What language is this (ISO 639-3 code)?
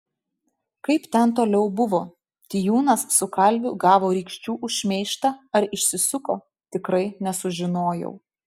lit